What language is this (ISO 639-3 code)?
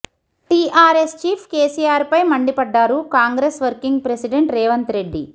tel